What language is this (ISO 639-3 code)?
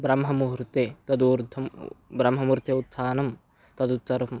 san